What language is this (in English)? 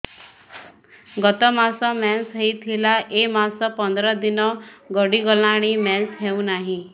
Odia